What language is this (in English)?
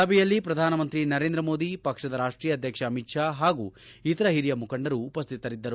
Kannada